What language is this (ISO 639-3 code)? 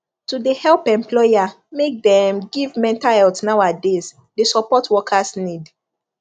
pcm